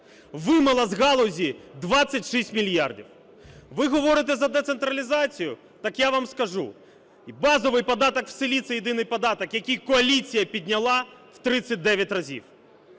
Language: Ukrainian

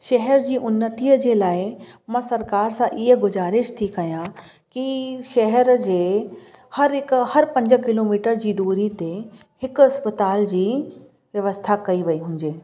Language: Sindhi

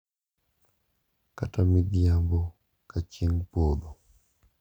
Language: Luo (Kenya and Tanzania)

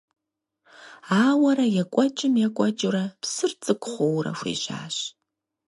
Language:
Kabardian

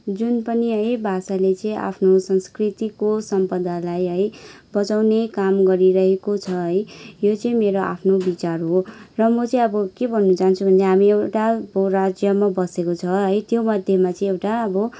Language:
Nepali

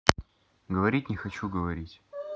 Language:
Russian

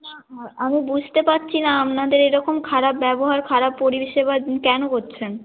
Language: Bangla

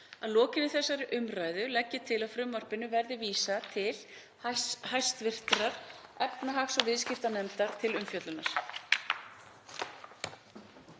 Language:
Icelandic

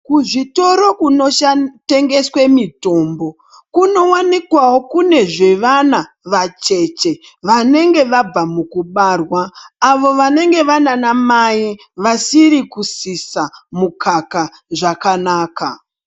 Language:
Ndau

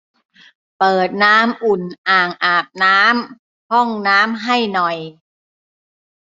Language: Thai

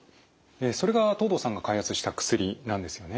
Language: Japanese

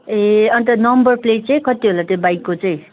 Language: Nepali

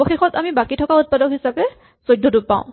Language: Assamese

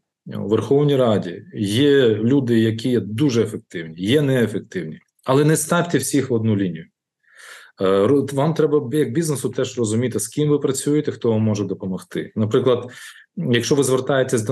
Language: Ukrainian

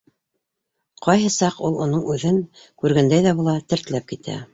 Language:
Bashkir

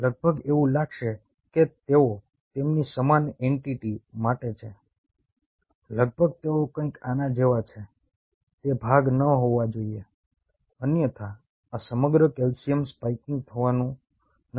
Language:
Gujarati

